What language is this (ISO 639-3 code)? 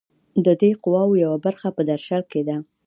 pus